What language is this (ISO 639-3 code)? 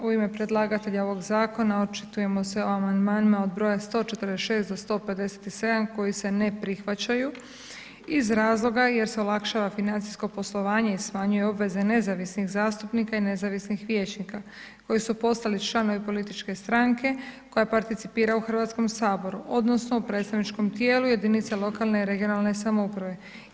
hrv